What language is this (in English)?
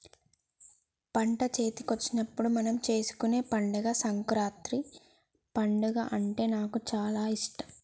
Telugu